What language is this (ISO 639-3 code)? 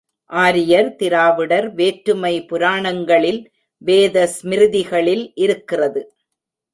tam